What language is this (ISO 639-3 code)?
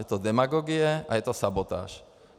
ces